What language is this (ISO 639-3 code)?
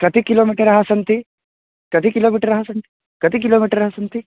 san